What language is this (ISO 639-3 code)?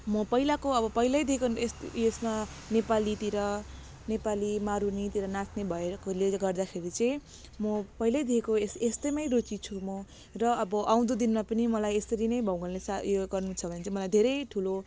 nep